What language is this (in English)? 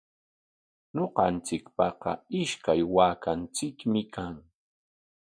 Corongo Ancash Quechua